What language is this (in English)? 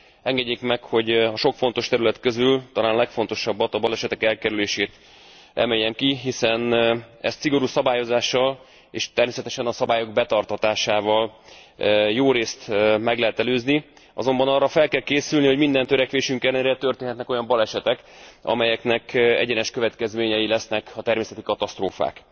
Hungarian